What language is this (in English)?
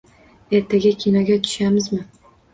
Uzbek